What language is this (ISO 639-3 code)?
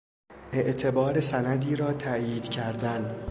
fas